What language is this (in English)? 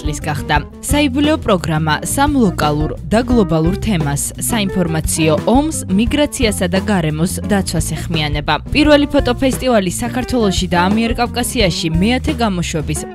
English